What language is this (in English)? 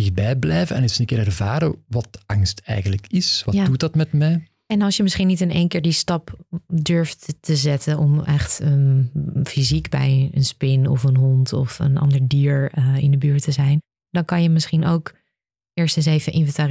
Dutch